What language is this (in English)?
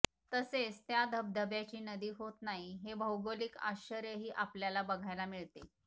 Marathi